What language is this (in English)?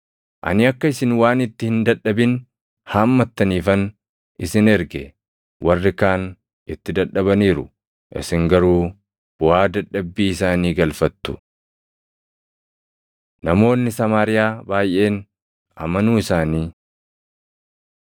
Oromo